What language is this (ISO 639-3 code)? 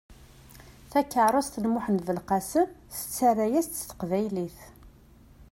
kab